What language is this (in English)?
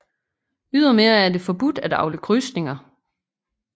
Danish